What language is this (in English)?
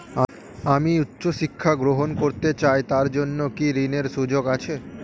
Bangla